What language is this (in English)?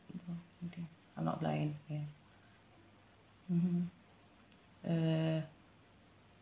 English